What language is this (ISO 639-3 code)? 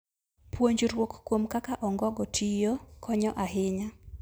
luo